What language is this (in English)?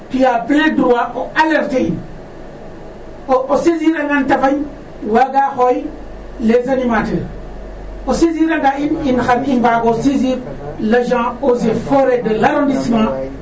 Serer